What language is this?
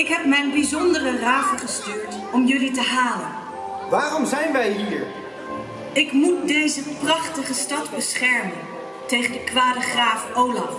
Dutch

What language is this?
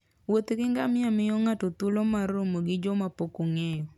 Luo (Kenya and Tanzania)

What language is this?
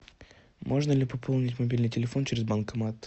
Russian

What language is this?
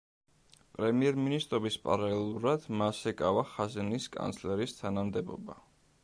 Georgian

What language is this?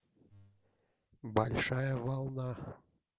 Russian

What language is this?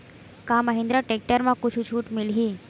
Chhattisgarhi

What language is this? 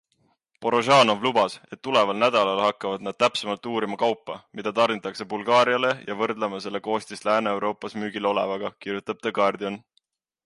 Estonian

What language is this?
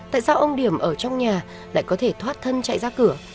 Vietnamese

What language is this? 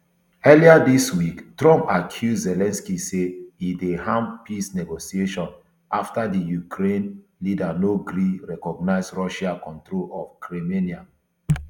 Nigerian Pidgin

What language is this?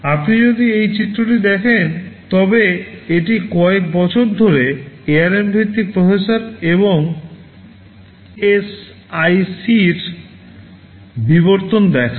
Bangla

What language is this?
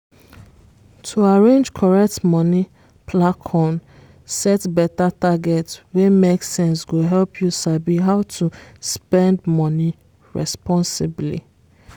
Nigerian Pidgin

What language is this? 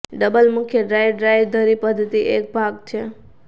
Gujarati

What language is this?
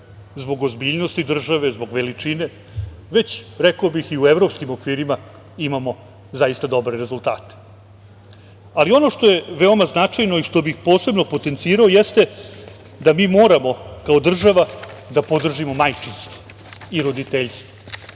Serbian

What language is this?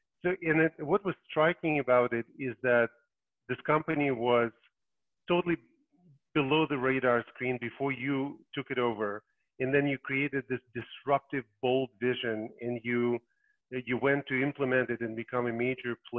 English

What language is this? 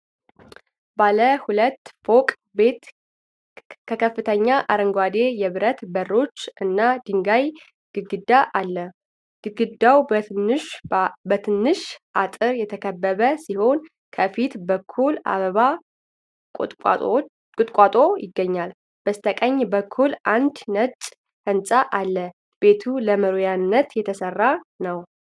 Amharic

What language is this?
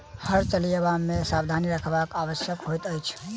Maithili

